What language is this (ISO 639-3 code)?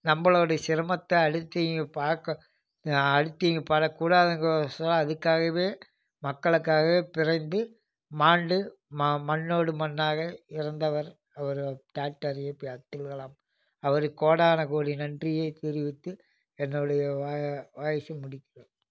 tam